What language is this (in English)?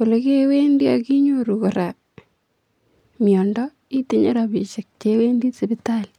Kalenjin